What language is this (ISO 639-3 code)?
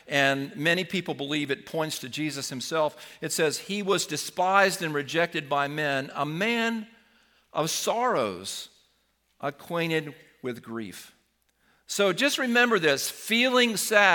eng